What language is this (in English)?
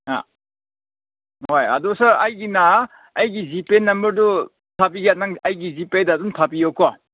Manipuri